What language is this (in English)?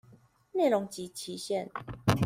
Chinese